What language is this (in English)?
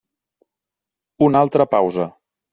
Catalan